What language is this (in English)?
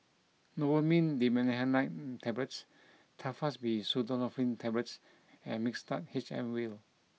English